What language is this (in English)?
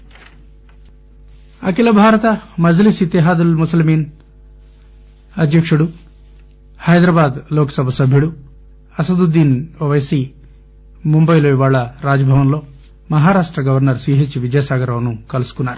Telugu